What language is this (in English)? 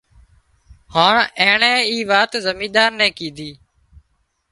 Wadiyara Koli